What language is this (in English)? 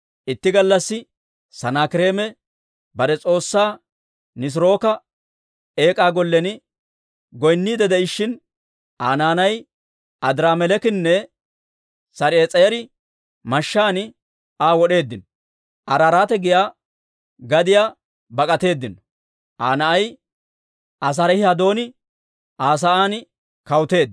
Dawro